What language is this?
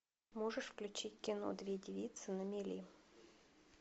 Russian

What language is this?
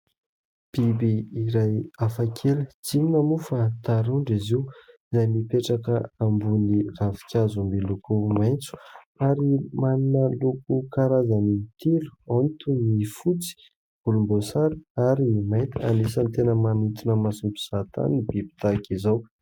Malagasy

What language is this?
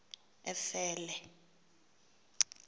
Xhosa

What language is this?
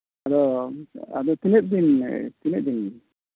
Santali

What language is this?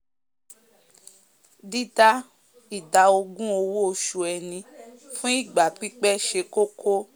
Yoruba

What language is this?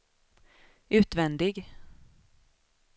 Swedish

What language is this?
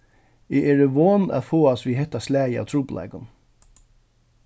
Faroese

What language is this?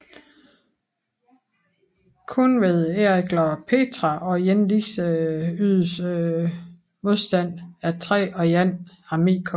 Danish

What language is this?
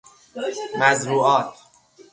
Persian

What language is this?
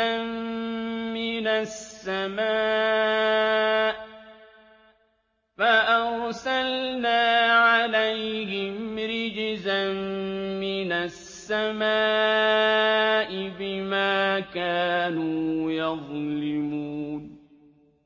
Arabic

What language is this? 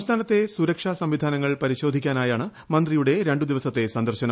Malayalam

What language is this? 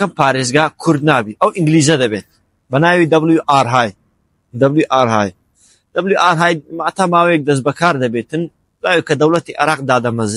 Arabic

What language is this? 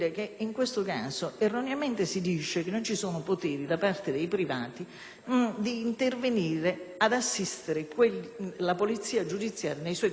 Italian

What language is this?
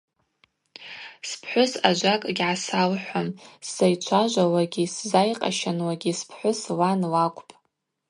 Abaza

